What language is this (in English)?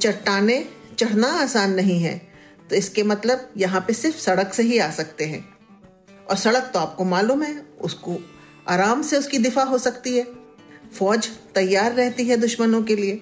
Hindi